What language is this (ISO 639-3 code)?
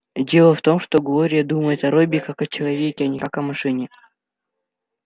rus